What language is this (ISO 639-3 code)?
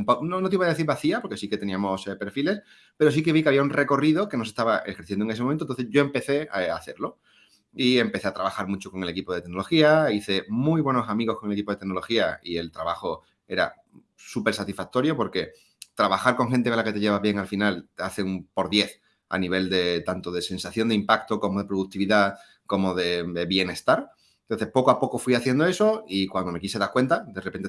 spa